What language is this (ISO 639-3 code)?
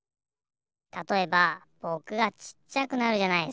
jpn